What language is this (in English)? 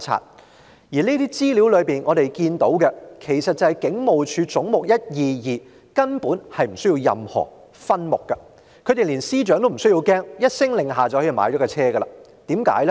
Cantonese